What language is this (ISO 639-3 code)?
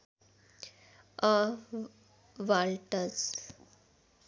nep